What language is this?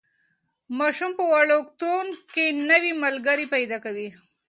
Pashto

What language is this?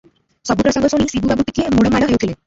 Odia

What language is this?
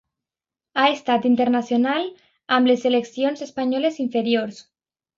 Catalan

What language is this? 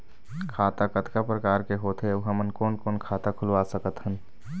Chhattisgarhi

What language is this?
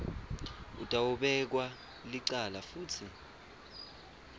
Swati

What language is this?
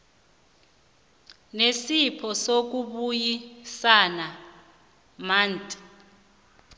South Ndebele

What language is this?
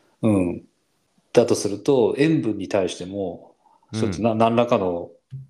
Japanese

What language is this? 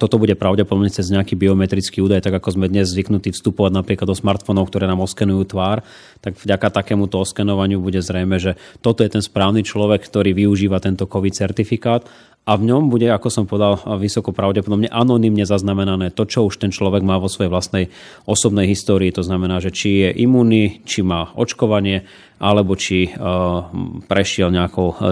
Slovak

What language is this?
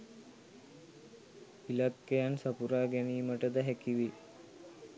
Sinhala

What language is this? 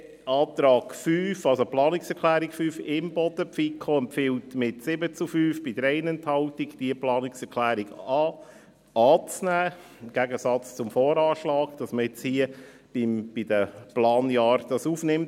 Swiss German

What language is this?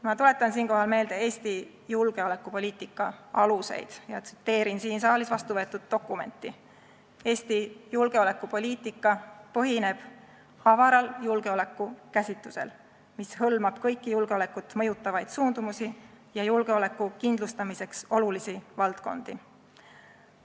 Estonian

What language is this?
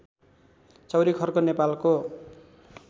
Nepali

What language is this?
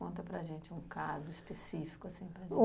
Portuguese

